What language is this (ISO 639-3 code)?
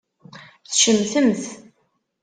kab